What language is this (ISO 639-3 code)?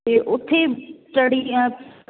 pan